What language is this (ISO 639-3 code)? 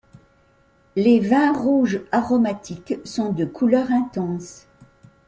fra